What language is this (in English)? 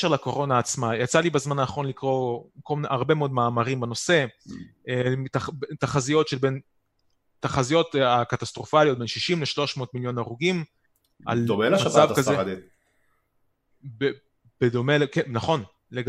Hebrew